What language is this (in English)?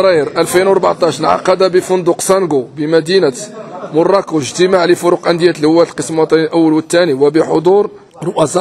Arabic